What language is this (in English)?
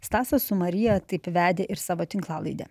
Lithuanian